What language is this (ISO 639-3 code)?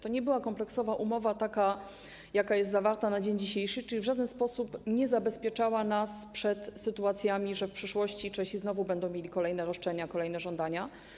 pol